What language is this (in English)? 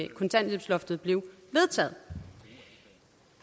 Danish